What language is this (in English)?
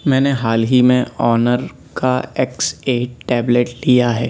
Urdu